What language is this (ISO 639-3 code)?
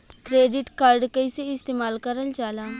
bho